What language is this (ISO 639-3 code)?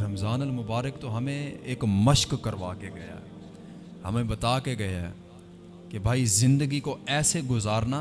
urd